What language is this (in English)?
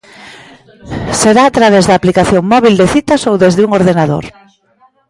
Galician